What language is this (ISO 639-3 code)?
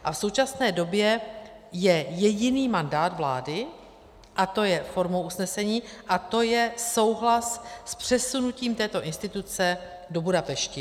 ces